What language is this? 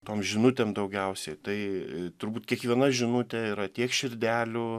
Lithuanian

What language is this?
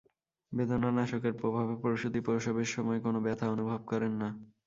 Bangla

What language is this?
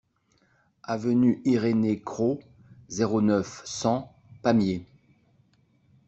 French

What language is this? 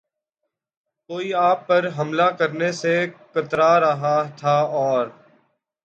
Urdu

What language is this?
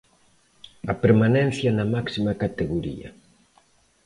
Galician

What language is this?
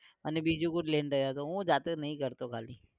Gujarati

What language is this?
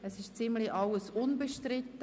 Swiss German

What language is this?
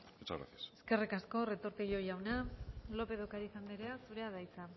Basque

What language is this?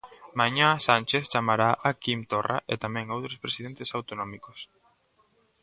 Galician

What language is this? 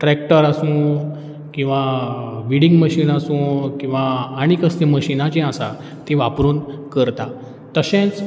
Konkani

